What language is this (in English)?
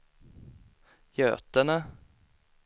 Swedish